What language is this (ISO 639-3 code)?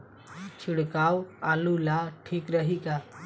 bho